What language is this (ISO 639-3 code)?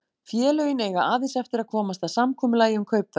isl